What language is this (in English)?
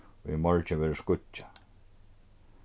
Faroese